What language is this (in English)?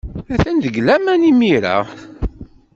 Kabyle